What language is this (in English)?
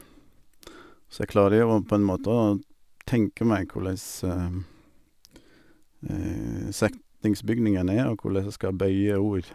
Norwegian